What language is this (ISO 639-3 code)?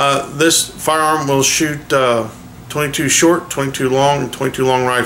eng